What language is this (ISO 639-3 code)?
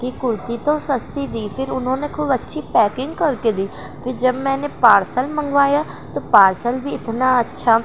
urd